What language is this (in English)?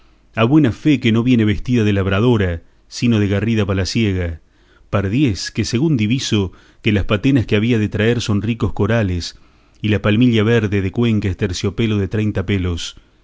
Spanish